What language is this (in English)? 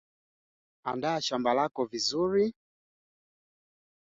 Swahili